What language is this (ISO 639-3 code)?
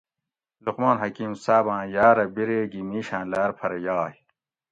gwc